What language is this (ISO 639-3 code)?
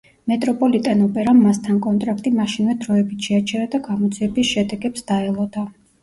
kat